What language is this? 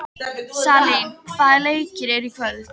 Icelandic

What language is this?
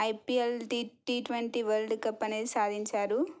Telugu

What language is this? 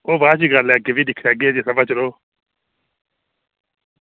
Dogri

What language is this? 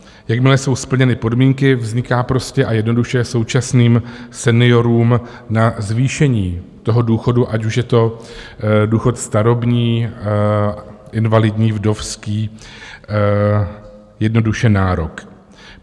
Czech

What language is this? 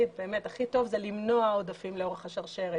Hebrew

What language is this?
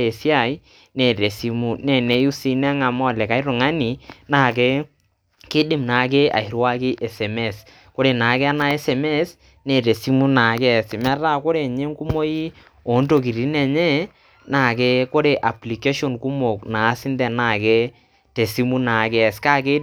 Masai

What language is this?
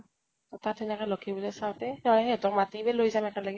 Assamese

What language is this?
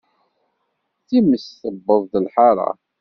Kabyle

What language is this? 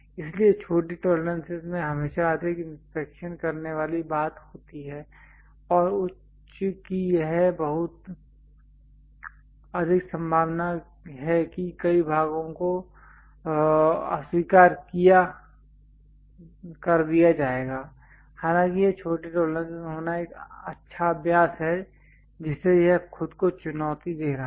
Hindi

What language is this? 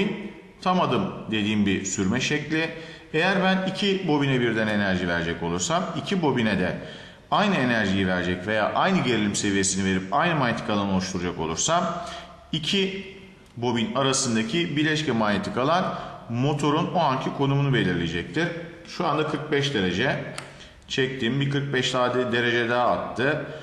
Turkish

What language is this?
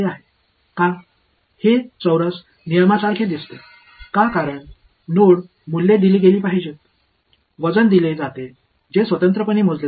Tamil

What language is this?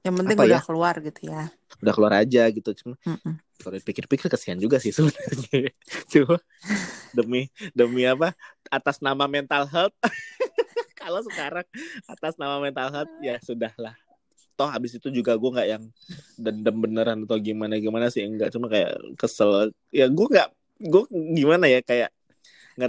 Indonesian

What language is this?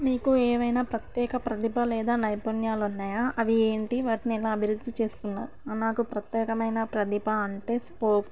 Telugu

